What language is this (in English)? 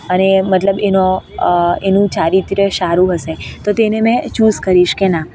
Gujarati